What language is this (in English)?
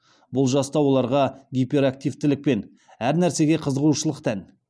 Kazakh